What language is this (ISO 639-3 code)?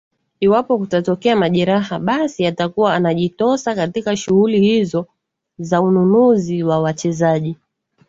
swa